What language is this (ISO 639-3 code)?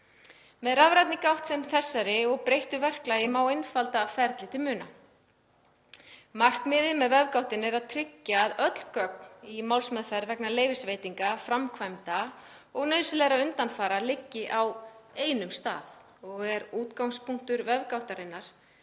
isl